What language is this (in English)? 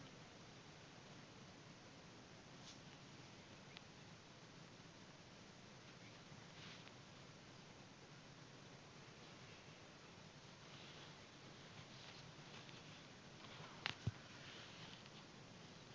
Assamese